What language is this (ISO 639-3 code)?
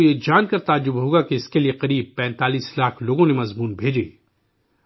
urd